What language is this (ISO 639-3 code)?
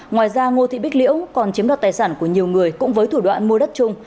vie